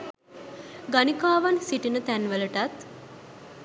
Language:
Sinhala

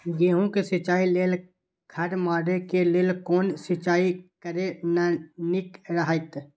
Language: Maithili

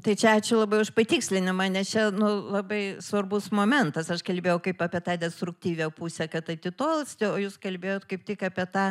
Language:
Lithuanian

